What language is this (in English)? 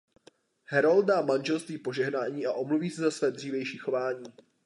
Czech